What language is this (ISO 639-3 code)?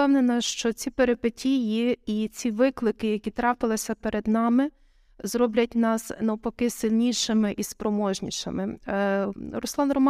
ukr